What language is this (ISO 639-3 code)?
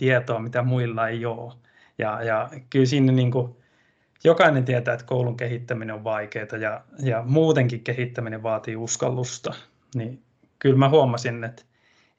fin